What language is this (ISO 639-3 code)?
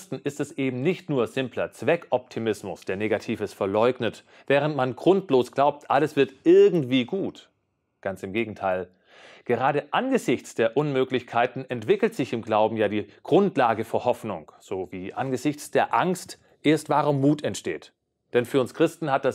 deu